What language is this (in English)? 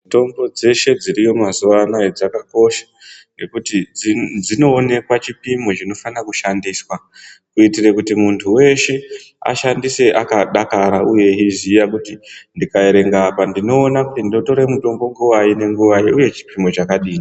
Ndau